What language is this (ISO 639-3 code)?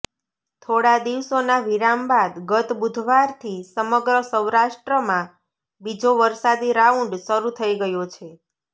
guj